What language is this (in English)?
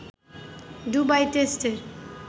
Bangla